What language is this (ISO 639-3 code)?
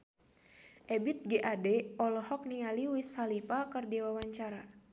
sun